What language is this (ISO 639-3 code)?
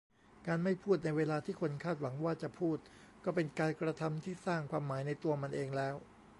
tha